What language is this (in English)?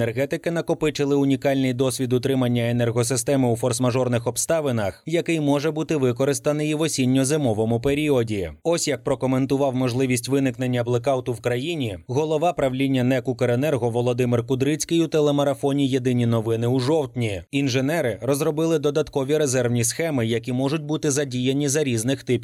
Ukrainian